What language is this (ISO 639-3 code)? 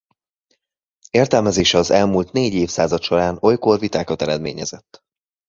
hun